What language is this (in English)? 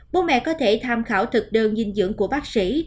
Vietnamese